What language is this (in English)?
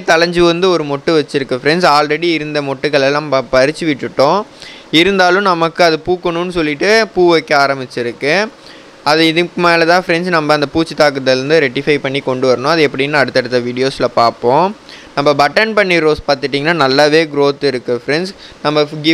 Tamil